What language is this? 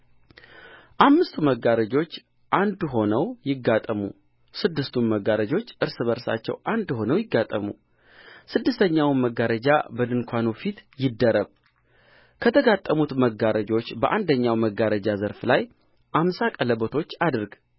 Amharic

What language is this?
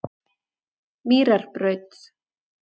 Icelandic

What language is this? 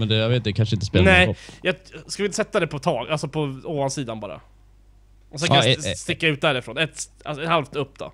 Swedish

